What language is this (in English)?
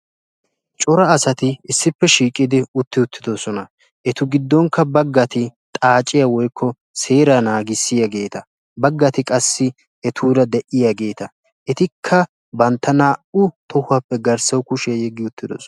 Wolaytta